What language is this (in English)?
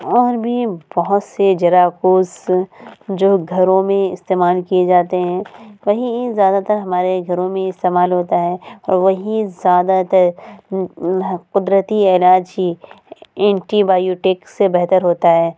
Urdu